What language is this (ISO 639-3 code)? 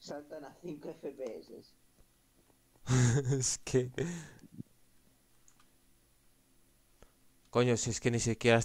spa